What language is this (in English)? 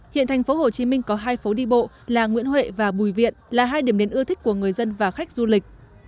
Vietnamese